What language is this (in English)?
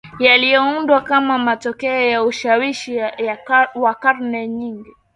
Swahili